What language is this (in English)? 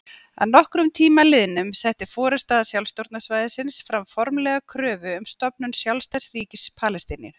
Icelandic